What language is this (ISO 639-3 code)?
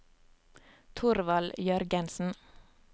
nor